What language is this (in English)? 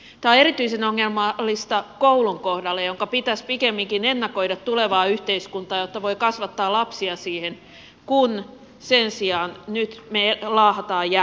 Finnish